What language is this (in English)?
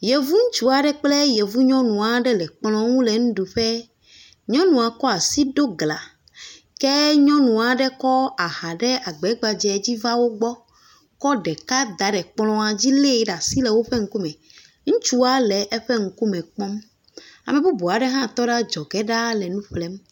Ewe